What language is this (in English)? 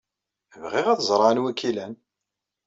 Kabyle